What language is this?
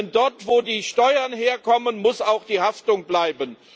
German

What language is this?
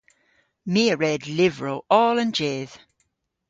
Cornish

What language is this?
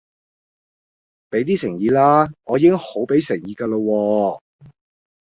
Cantonese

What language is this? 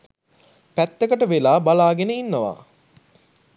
Sinhala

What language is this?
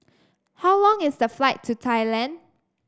English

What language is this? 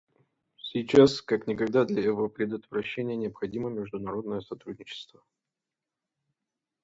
Russian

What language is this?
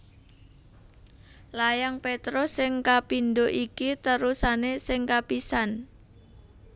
Javanese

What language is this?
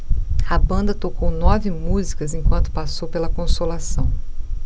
Portuguese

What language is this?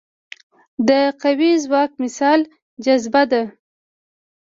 Pashto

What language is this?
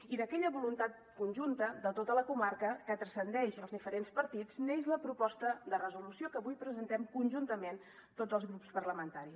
Catalan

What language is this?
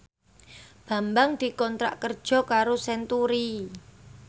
Javanese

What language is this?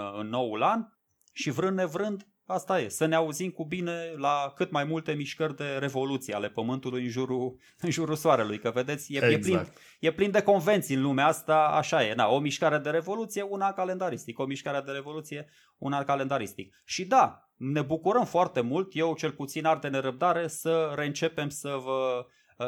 Romanian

